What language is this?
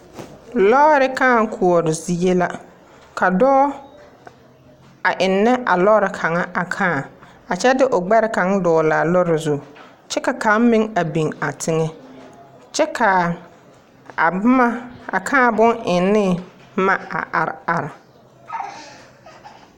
Southern Dagaare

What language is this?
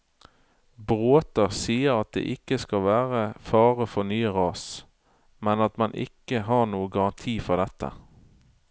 Norwegian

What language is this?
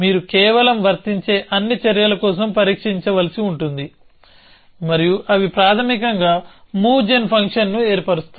Telugu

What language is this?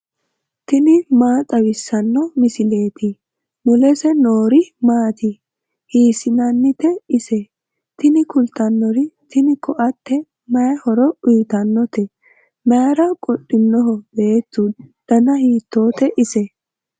Sidamo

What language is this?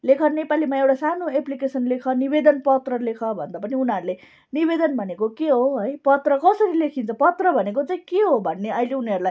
Nepali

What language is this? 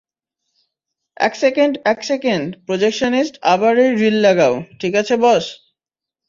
Bangla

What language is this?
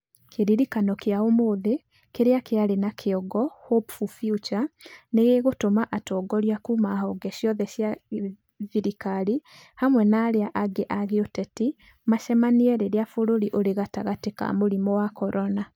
Kikuyu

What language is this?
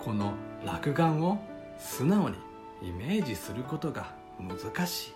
Japanese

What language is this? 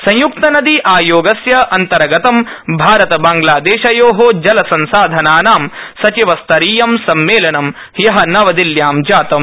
Sanskrit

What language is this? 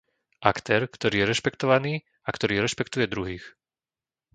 Slovak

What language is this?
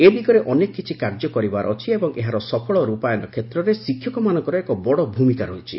Odia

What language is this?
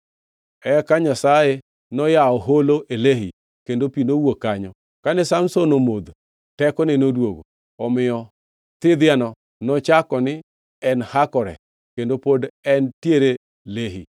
Luo (Kenya and Tanzania)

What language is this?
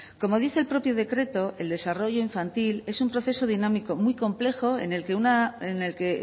Spanish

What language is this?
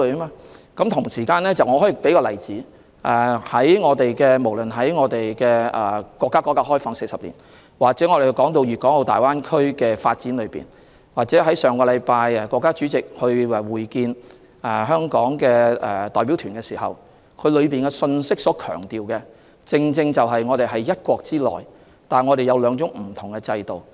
Cantonese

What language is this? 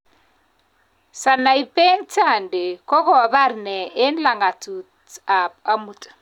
Kalenjin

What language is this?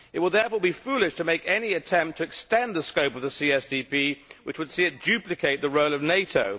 English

